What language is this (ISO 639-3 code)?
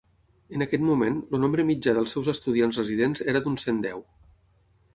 cat